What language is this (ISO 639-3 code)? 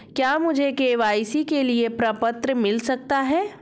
hin